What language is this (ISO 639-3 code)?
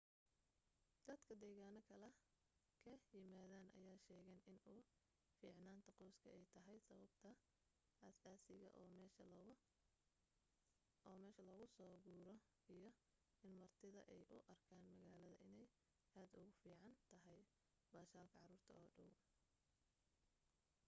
som